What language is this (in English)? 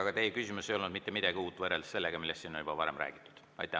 Estonian